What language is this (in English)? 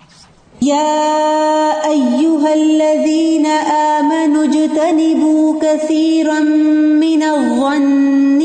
Urdu